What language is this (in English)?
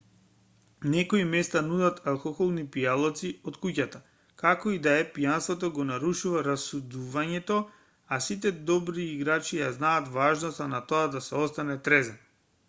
Macedonian